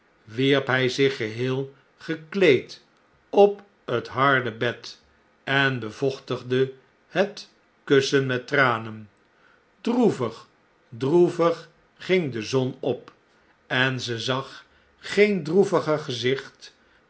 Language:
Dutch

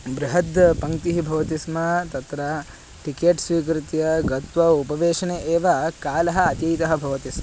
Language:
Sanskrit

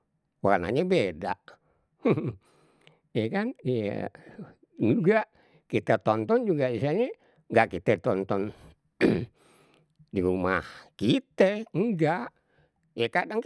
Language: Betawi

